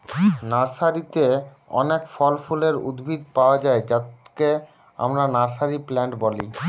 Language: Bangla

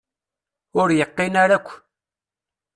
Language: Kabyle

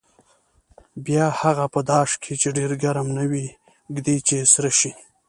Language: Pashto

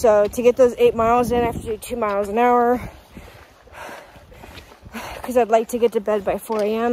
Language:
English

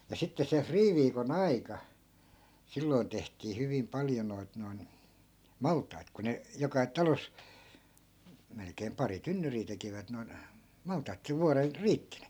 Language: Finnish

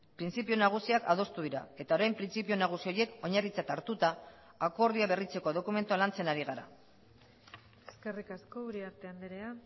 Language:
Basque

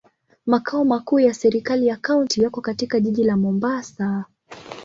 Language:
Swahili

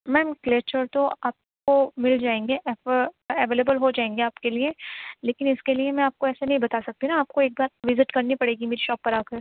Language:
Urdu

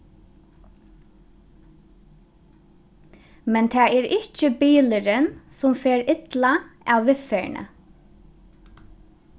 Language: Faroese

